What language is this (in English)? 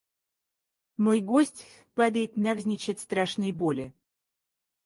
Russian